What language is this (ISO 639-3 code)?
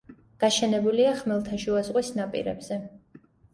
kat